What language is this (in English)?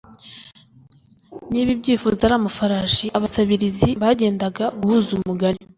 Kinyarwanda